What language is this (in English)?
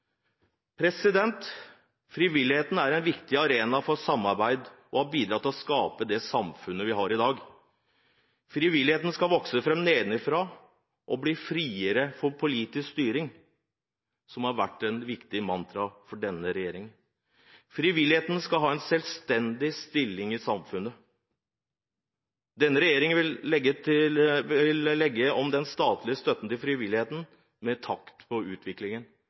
Norwegian Bokmål